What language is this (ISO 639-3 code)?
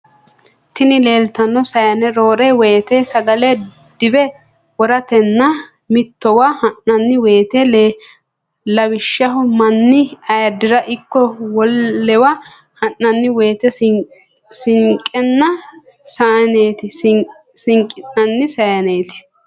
sid